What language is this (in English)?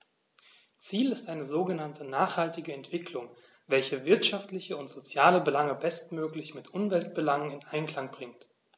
German